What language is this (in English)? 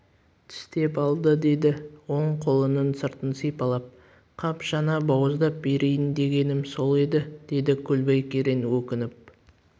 Kazakh